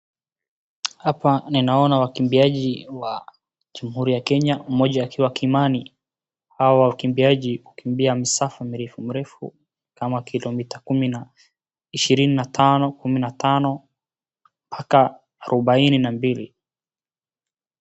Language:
Swahili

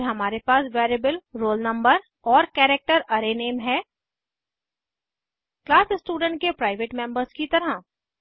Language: Hindi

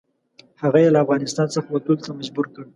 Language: Pashto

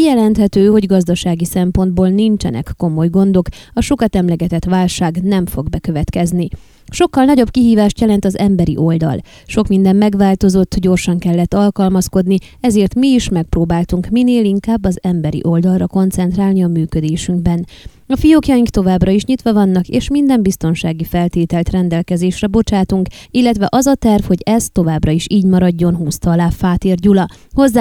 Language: Hungarian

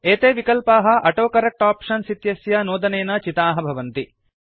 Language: Sanskrit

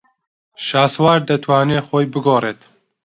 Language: Central Kurdish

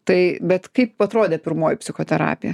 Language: Lithuanian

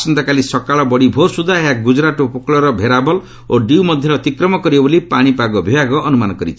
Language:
Odia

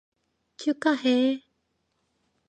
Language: Korean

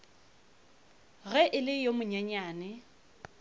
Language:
Northern Sotho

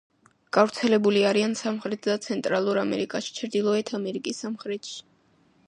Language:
Georgian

